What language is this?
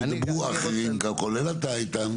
Hebrew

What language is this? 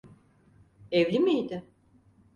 Turkish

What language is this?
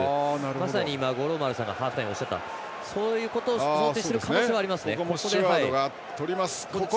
Japanese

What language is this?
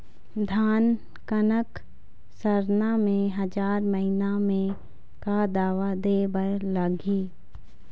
Chhattisgarhi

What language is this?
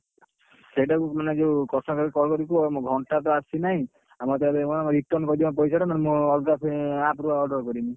Odia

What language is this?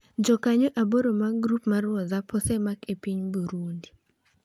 Luo (Kenya and Tanzania)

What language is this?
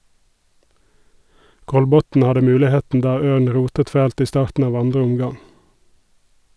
Norwegian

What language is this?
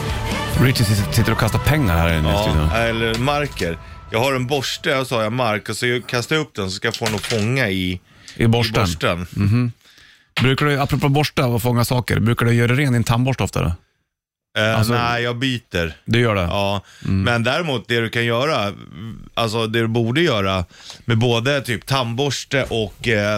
Swedish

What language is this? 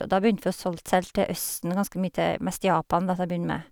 Norwegian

